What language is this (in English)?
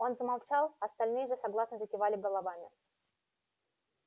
Russian